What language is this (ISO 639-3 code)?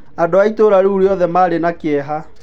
kik